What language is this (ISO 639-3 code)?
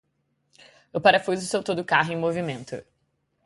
por